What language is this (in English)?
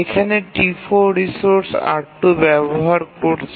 Bangla